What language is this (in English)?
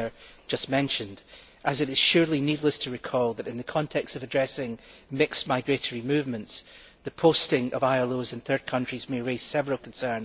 English